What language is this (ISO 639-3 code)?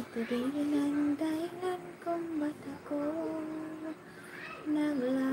fil